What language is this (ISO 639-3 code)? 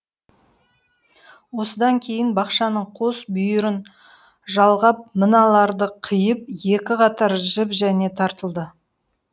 kaz